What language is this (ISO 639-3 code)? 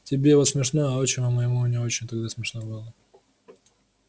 rus